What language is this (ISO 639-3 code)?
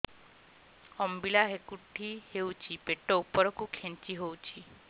ori